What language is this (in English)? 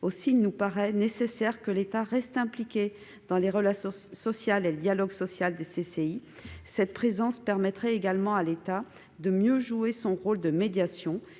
French